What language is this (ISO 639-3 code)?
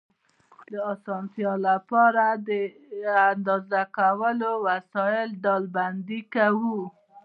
pus